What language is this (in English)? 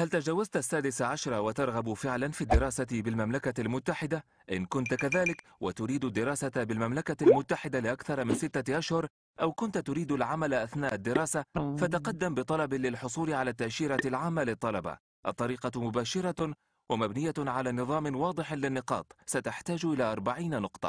Arabic